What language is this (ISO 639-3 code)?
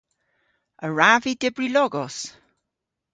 cor